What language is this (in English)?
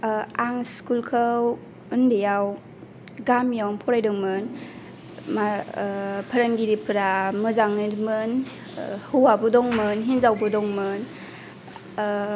Bodo